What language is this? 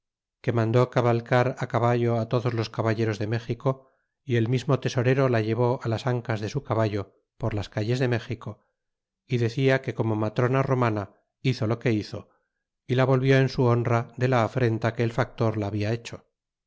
Spanish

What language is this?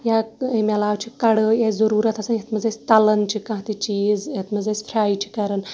Kashmiri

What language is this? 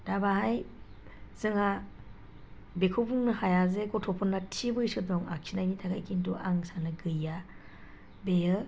Bodo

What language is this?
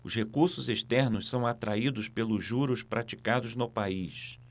Portuguese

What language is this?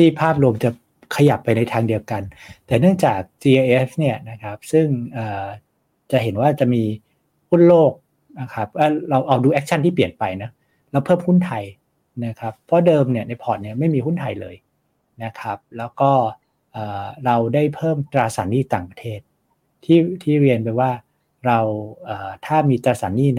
Thai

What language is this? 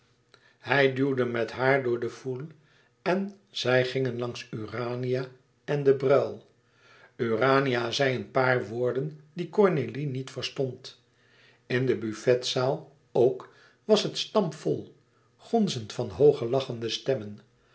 Dutch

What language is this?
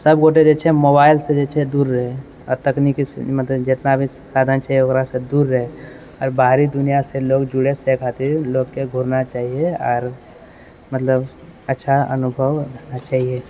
Maithili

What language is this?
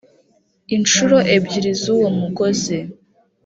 Kinyarwanda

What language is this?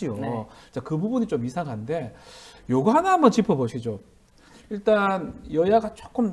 Korean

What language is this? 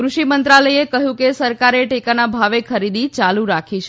Gujarati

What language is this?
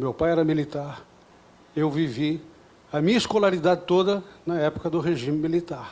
Portuguese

